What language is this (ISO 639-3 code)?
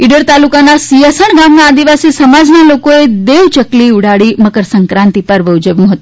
guj